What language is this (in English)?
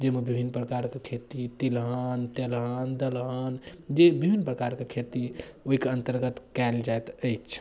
Maithili